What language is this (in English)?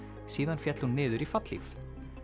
Icelandic